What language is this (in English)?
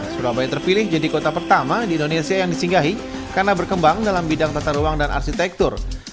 Indonesian